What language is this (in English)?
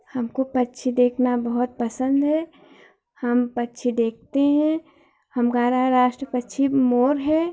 Hindi